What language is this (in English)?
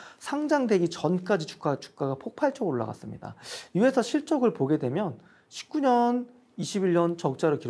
Korean